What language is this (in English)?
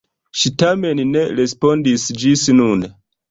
Esperanto